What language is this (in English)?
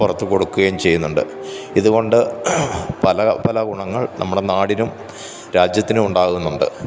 Malayalam